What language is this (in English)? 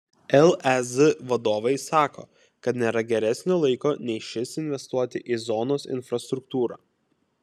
Lithuanian